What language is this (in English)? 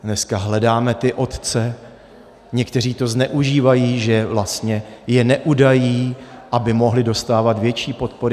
Czech